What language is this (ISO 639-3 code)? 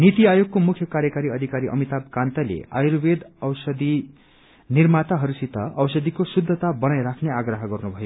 nep